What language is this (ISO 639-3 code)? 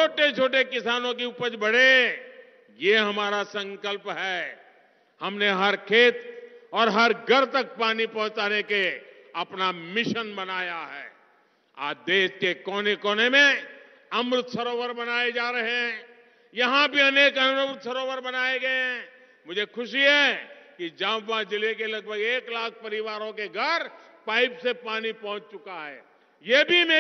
hin